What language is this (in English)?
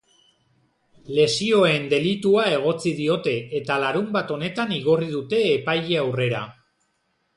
Basque